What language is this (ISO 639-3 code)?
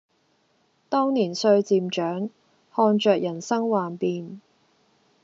yue